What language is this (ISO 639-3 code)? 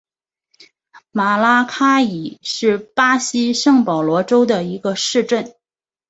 zho